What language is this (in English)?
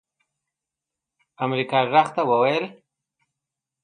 Pashto